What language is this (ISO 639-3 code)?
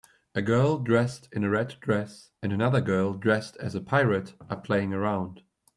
eng